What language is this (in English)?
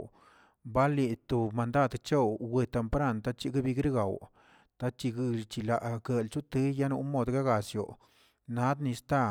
Tilquiapan Zapotec